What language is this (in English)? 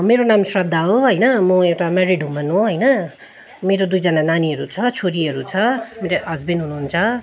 Nepali